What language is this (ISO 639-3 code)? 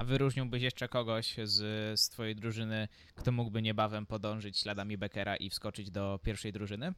pol